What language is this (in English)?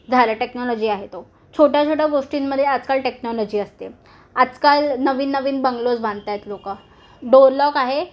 Marathi